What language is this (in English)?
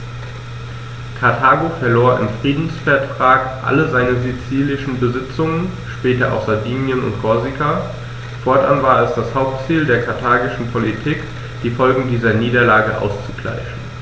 German